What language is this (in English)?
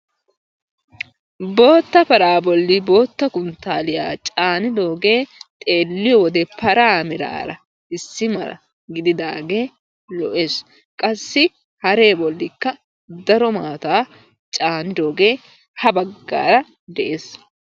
Wolaytta